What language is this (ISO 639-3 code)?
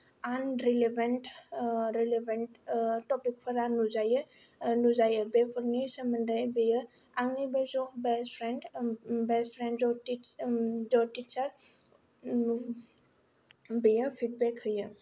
brx